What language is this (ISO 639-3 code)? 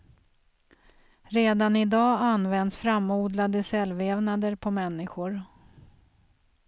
swe